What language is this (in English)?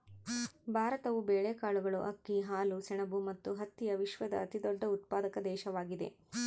Kannada